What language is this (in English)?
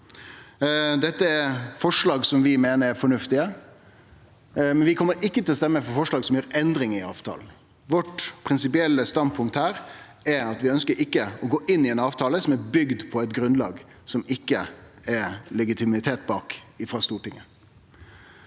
Norwegian